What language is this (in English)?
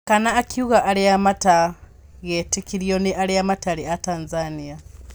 Kikuyu